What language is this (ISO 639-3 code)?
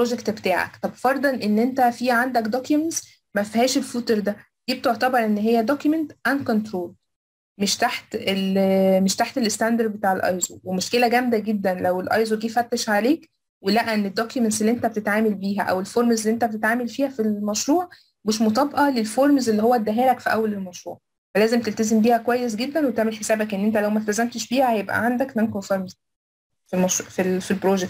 ara